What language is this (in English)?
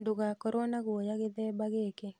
Kikuyu